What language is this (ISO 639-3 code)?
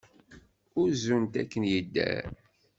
kab